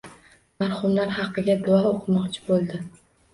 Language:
Uzbek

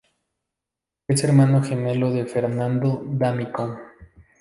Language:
Spanish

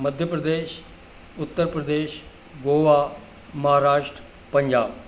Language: Sindhi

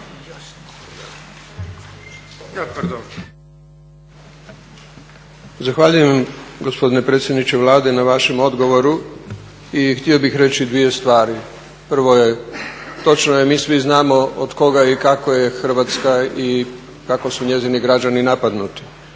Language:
Croatian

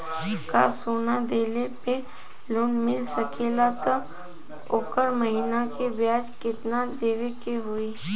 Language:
Bhojpuri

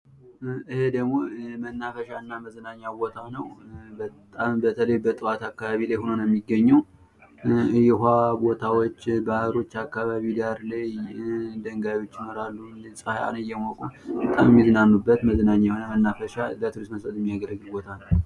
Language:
Amharic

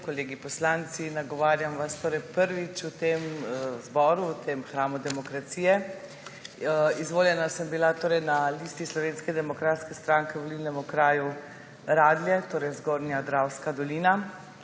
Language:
Slovenian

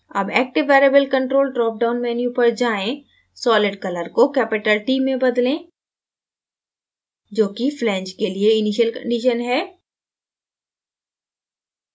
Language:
Hindi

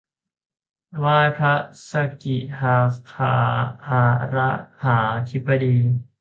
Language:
Thai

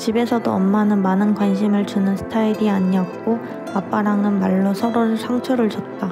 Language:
Korean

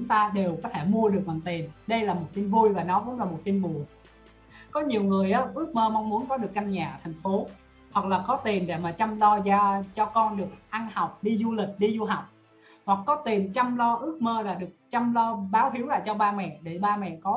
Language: Vietnamese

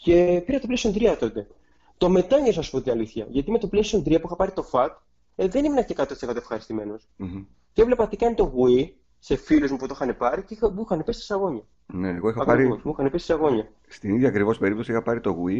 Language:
Greek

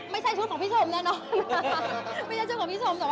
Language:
Thai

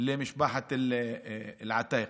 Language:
Hebrew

